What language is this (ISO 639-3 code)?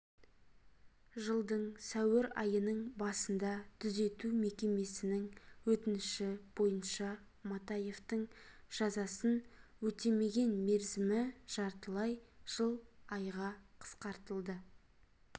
kaz